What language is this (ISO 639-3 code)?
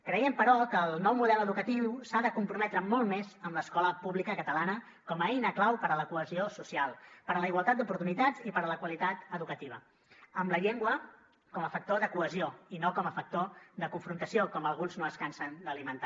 cat